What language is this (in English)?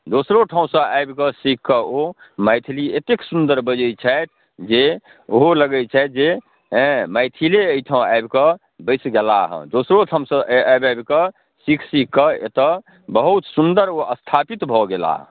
Maithili